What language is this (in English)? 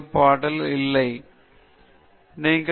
Tamil